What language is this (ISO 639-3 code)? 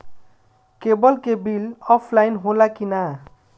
bho